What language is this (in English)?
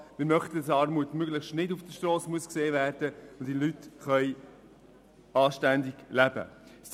Swiss German